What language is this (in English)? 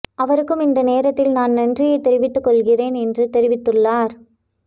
Tamil